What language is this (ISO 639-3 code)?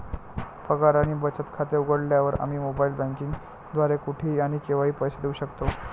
mar